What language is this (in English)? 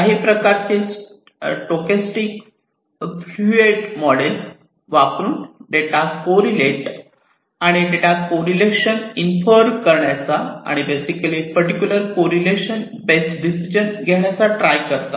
Marathi